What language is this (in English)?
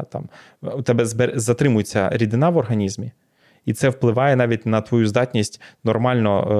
Ukrainian